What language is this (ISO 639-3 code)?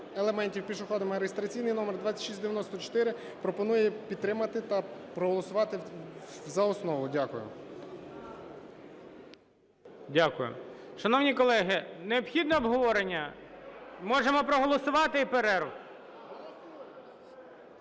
ukr